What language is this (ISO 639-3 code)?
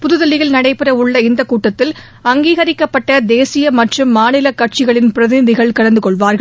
tam